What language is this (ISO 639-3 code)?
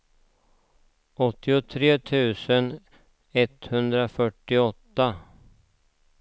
swe